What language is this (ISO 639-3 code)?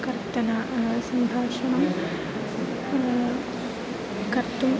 san